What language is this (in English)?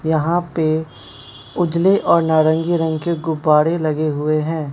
Hindi